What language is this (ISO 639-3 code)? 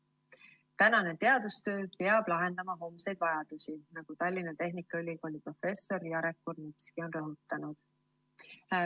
est